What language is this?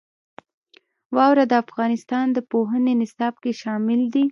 Pashto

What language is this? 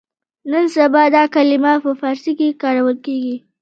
Pashto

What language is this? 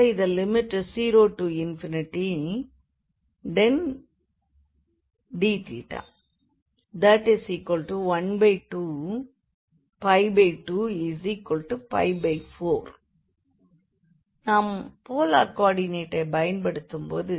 Tamil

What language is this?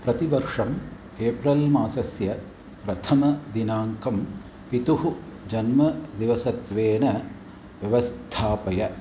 Sanskrit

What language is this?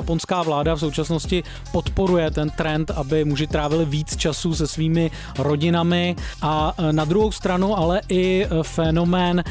Czech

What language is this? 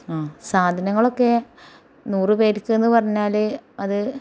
Malayalam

